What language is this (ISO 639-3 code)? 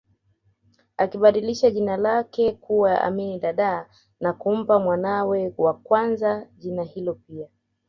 swa